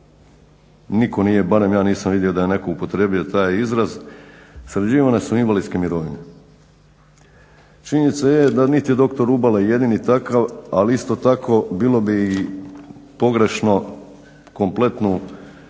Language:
Croatian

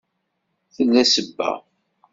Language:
Kabyle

